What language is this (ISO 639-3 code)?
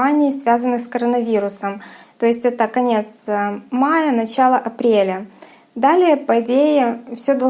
rus